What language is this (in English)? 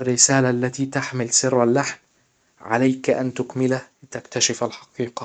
Hijazi Arabic